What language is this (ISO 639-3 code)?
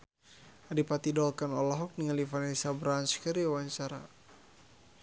sun